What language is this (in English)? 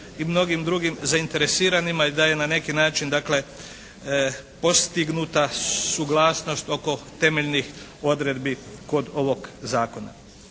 Croatian